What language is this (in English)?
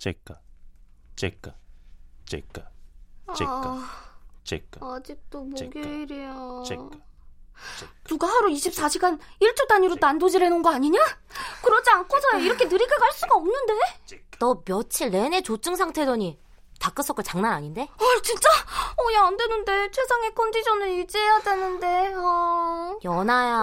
Korean